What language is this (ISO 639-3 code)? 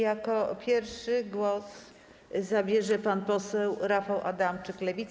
pol